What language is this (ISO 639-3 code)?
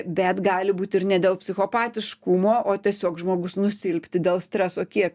lit